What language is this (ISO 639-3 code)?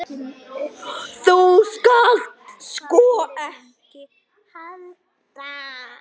isl